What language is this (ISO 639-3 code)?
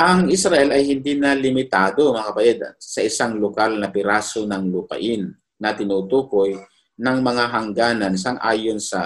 fil